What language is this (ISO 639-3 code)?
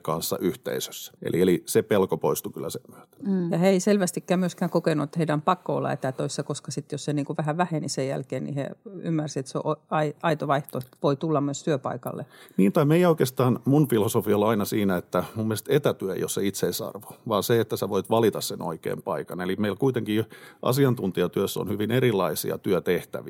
fin